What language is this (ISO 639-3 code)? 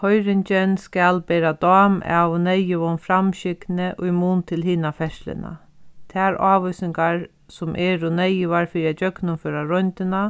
fao